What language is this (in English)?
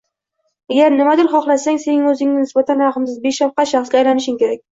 Uzbek